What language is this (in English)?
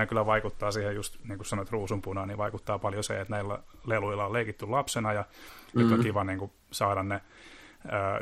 Finnish